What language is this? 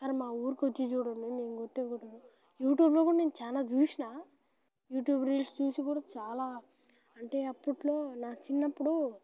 Telugu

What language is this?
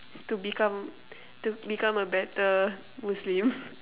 English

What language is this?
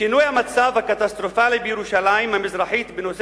Hebrew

